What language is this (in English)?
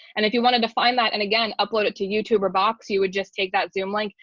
English